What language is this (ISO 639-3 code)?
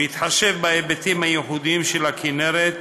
heb